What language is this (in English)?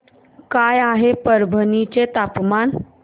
Marathi